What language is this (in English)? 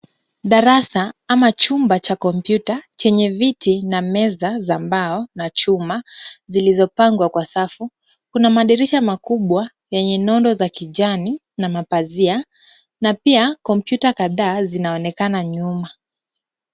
Swahili